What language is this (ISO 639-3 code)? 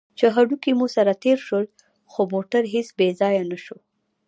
pus